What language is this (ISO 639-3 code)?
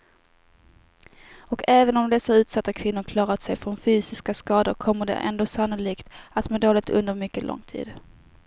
swe